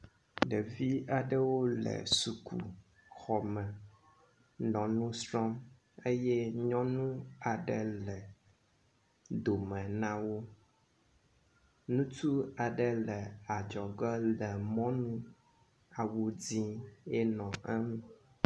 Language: Ewe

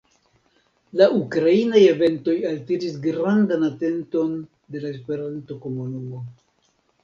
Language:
Esperanto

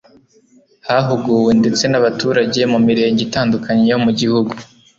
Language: Kinyarwanda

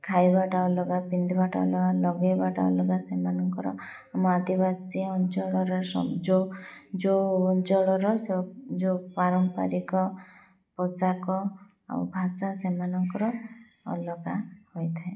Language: Odia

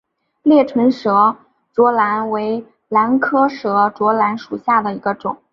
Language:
Chinese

